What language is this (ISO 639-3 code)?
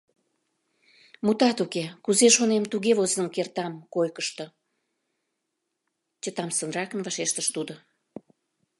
chm